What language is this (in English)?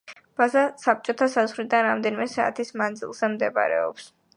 Georgian